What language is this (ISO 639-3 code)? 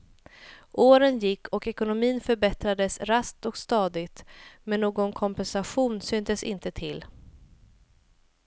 swe